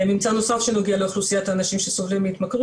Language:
Hebrew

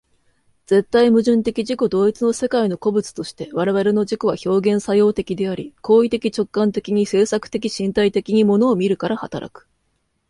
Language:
Japanese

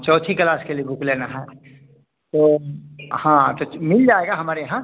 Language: Hindi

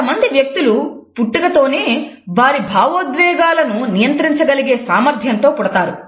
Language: Telugu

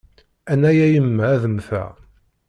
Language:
Kabyle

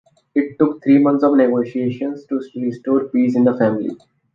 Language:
English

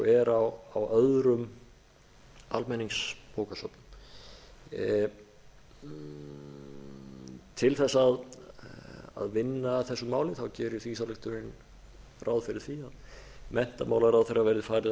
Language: Icelandic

